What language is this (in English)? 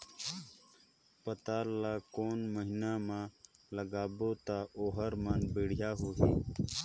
Chhattisgarhi